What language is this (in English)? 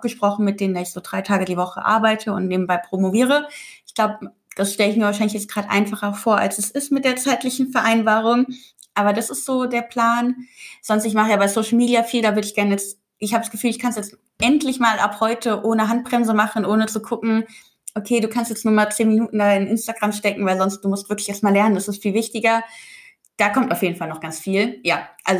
German